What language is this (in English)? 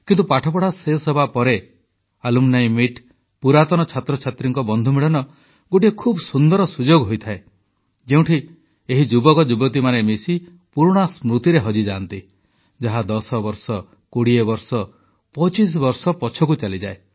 Odia